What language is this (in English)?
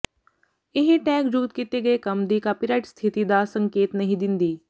Punjabi